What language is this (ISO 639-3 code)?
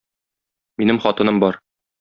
tat